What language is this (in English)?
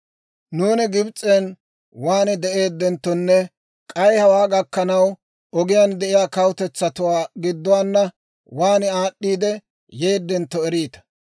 Dawro